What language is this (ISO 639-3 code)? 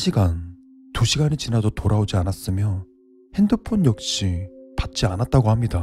kor